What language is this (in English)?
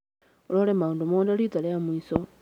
Kikuyu